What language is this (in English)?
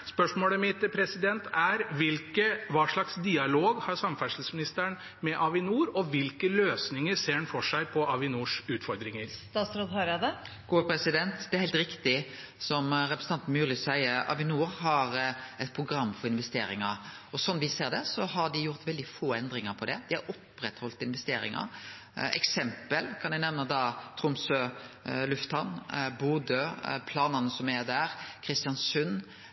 Norwegian